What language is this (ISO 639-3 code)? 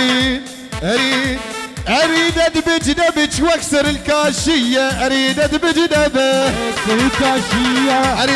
ara